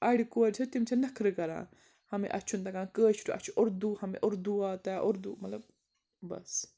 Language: Kashmiri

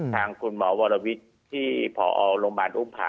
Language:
Thai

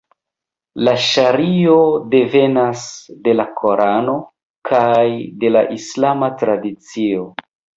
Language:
Esperanto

